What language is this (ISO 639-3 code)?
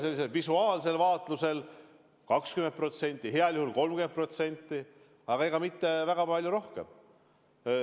est